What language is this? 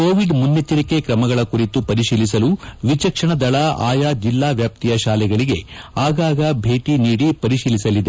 Kannada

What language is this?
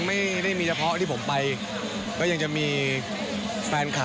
Thai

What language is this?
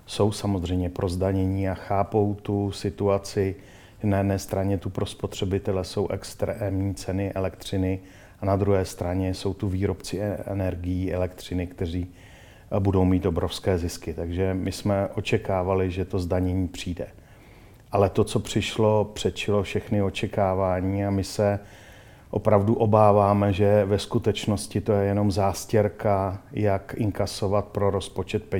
Czech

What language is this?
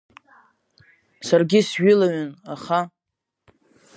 Abkhazian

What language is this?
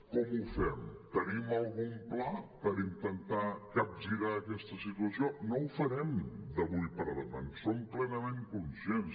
Catalan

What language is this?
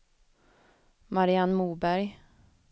Swedish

